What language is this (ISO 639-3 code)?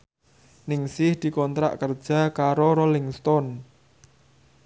jav